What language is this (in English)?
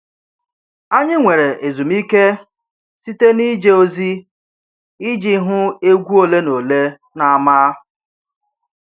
Igbo